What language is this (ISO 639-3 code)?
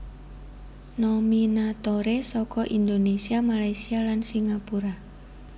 jav